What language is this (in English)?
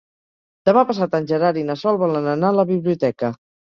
Catalan